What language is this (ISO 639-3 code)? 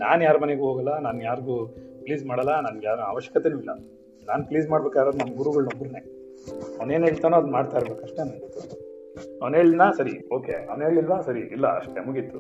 kan